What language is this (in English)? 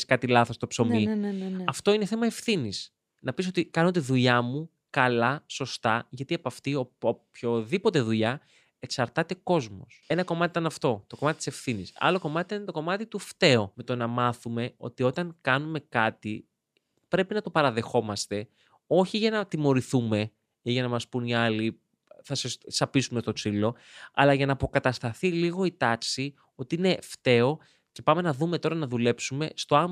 Greek